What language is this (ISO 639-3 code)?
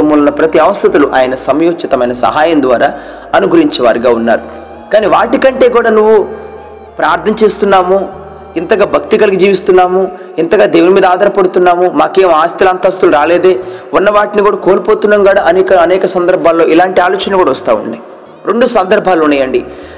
tel